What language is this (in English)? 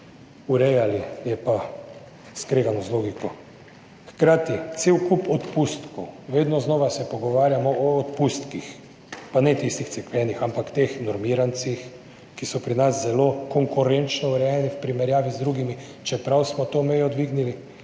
Slovenian